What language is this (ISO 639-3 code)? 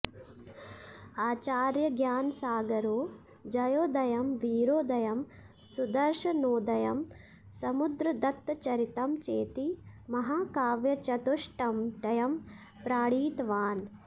san